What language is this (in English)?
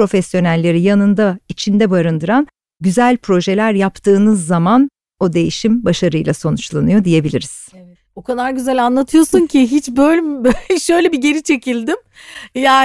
Turkish